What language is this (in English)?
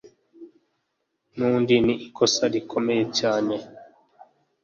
Kinyarwanda